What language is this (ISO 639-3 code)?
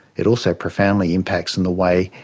eng